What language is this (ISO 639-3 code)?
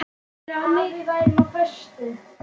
isl